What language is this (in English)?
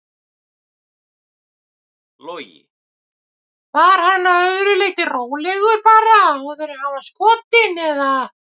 Icelandic